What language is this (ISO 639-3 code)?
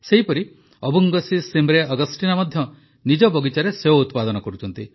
ori